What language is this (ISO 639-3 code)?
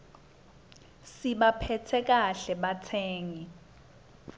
ssw